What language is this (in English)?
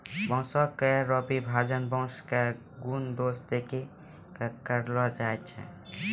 Maithili